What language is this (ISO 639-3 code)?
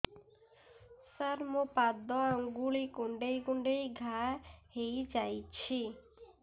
ori